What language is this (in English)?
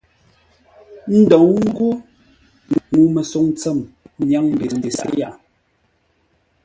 Ngombale